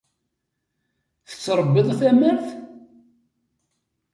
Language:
Kabyle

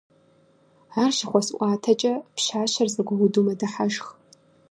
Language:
Kabardian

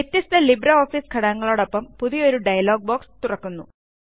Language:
Malayalam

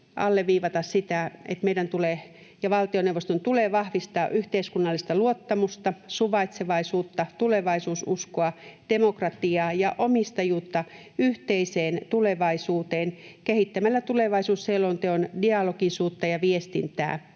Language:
Finnish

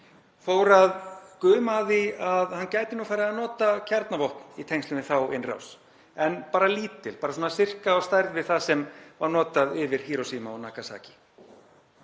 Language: Icelandic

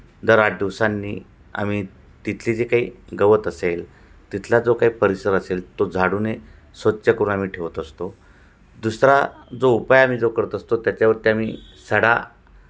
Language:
Marathi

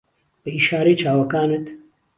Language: Central Kurdish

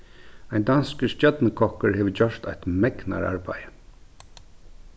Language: Faroese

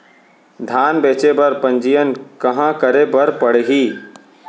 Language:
Chhattisgarhi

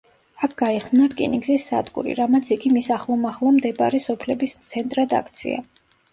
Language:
Georgian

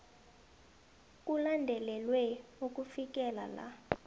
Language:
South Ndebele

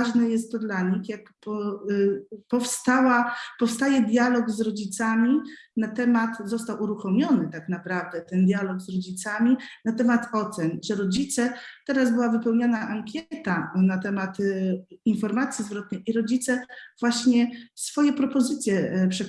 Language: Polish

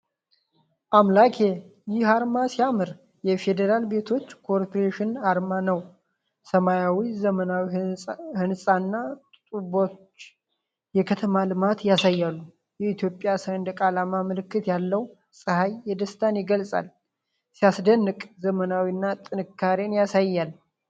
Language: Amharic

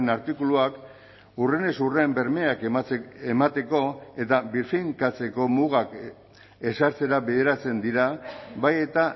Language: Basque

